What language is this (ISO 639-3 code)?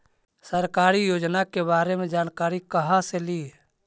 mag